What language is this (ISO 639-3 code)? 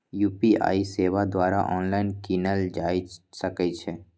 mag